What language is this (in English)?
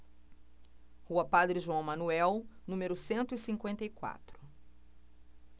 Portuguese